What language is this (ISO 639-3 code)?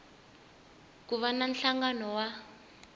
tso